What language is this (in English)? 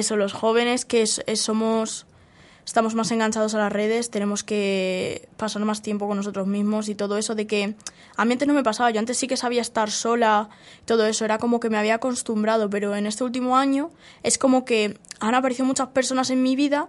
Spanish